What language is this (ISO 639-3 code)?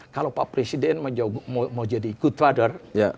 ind